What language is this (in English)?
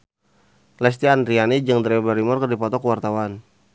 Sundanese